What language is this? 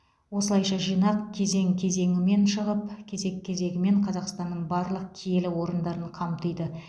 Kazakh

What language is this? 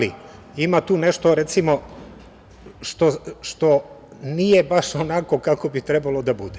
Serbian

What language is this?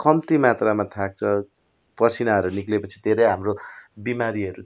Nepali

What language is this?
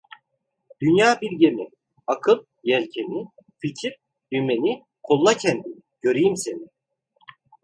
Turkish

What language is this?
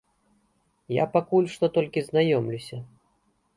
Belarusian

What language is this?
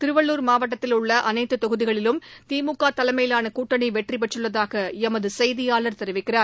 Tamil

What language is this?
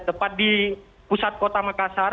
Indonesian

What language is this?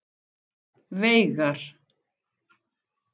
Icelandic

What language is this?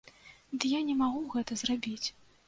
Belarusian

